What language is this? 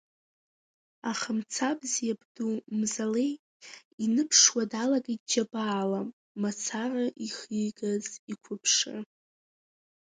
Abkhazian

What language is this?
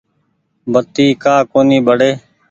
Goaria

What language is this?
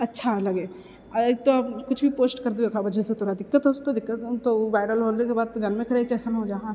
Maithili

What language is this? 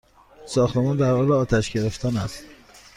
Persian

